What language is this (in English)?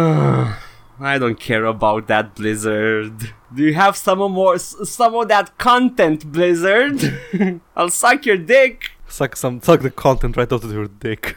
Romanian